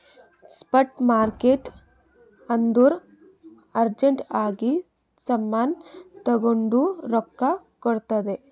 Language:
Kannada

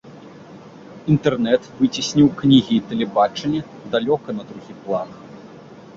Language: Belarusian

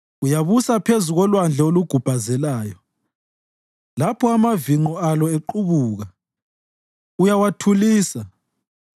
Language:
North Ndebele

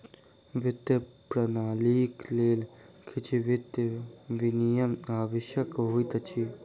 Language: Maithili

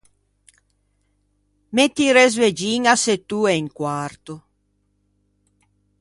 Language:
Ligurian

